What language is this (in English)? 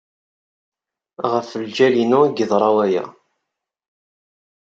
Kabyle